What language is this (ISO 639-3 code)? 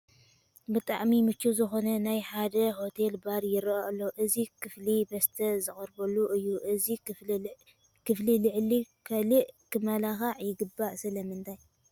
tir